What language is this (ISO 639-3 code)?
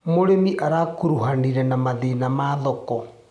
kik